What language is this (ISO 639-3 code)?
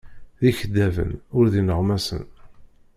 kab